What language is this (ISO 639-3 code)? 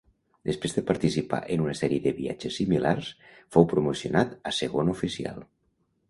cat